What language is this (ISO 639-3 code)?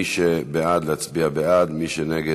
heb